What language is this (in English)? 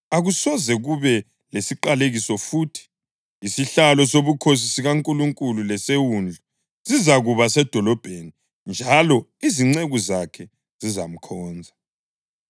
North Ndebele